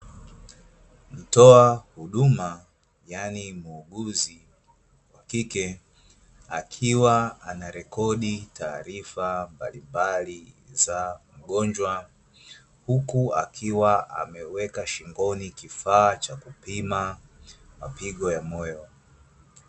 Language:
Swahili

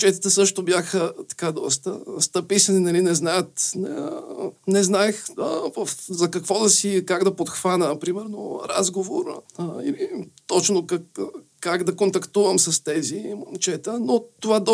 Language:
Bulgarian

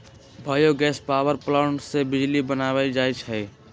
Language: Magahi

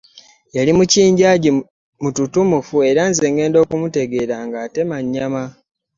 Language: Ganda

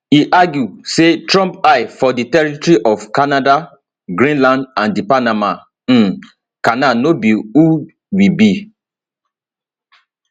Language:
Nigerian Pidgin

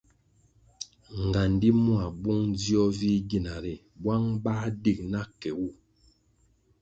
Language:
Kwasio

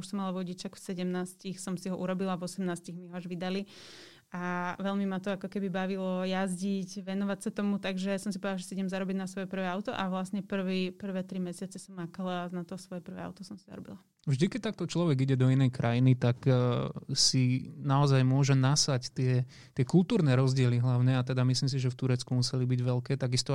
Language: Slovak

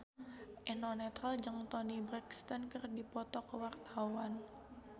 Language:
Sundanese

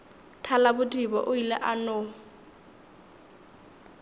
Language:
Northern Sotho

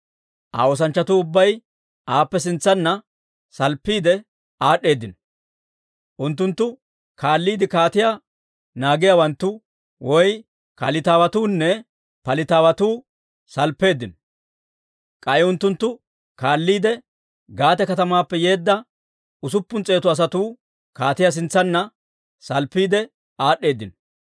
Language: Dawro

